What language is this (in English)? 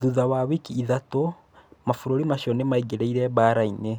Kikuyu